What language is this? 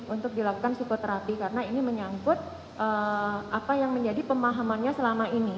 Indonesian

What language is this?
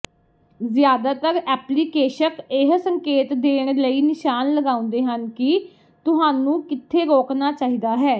Punjabi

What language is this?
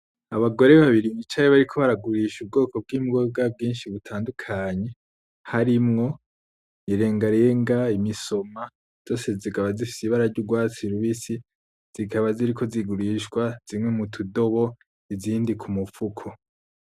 Rundi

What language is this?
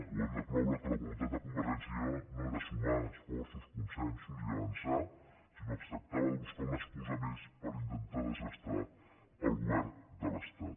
Catalan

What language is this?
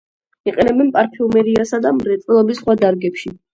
Georgian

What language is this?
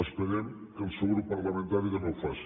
Catalan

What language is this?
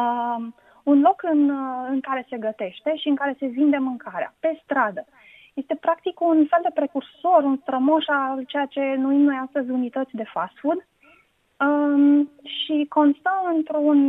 Romanian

